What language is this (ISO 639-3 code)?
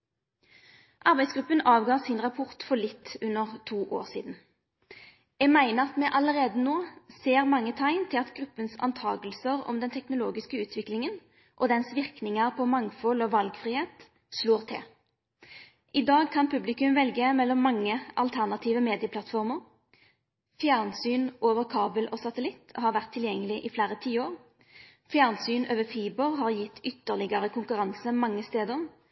nno